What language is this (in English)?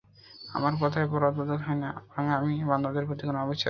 Bangla